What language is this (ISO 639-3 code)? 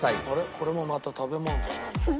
jpn